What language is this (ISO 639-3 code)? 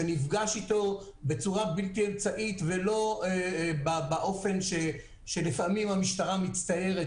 heb